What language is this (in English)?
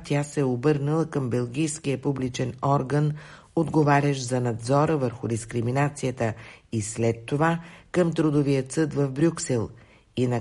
Bulgarian